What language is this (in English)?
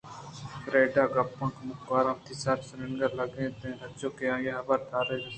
Eastern Balochi